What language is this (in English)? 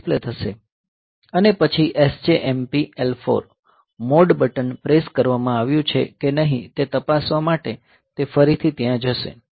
Gujarati